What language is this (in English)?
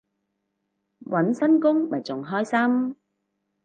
Cantonese